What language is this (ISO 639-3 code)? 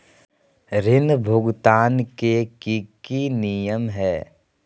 mag